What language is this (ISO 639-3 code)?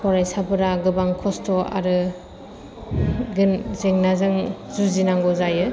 brx